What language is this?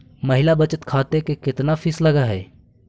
Magahi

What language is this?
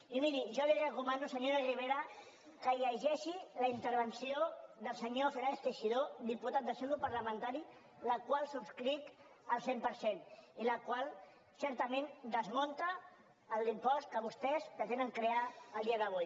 Catalan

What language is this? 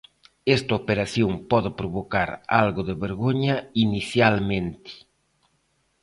Galician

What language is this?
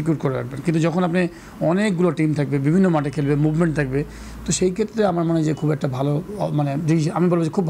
Bangla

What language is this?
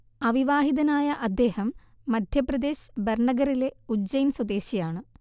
Malayalam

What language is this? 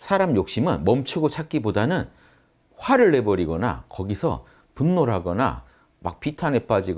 Korean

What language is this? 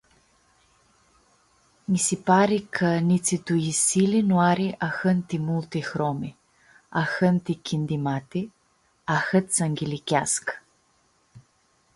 Aromanian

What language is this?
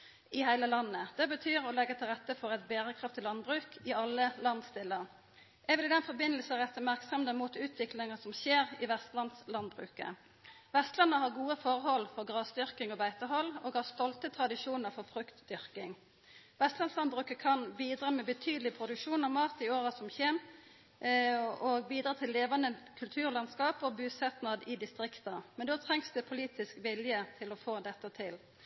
Norwegian Nynorsk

